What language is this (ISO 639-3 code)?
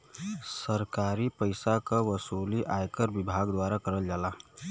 bho